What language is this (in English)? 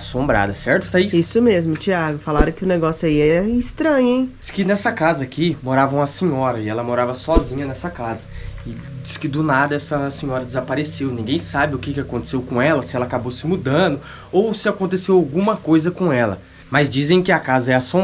Portuguese